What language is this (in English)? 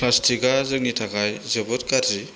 Bodo